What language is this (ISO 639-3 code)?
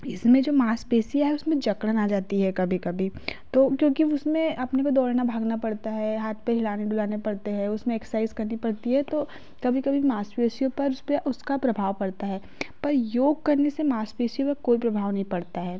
hin